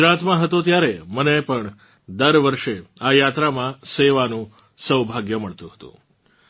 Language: Gujarati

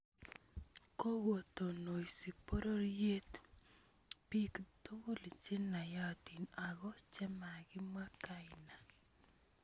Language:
Kalenjin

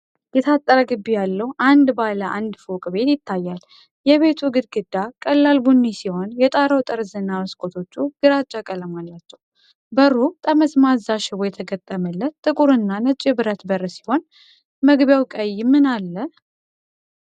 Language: Amharic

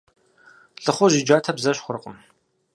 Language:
Kabardian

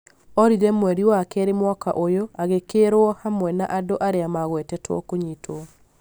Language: Kikuyu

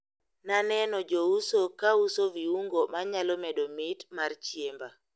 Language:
Luo (Kenya and Tanzania)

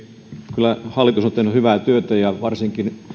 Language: Finnish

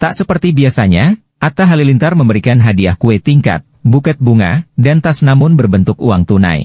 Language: Indonesian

